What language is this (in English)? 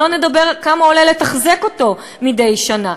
Hebrew